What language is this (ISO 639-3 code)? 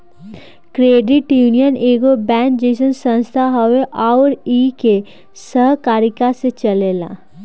bho